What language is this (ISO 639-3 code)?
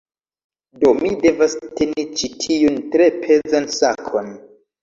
epo